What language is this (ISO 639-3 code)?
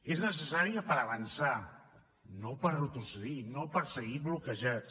cat